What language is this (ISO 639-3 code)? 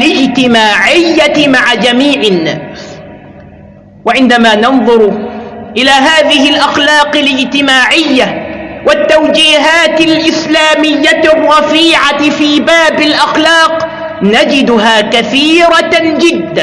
ara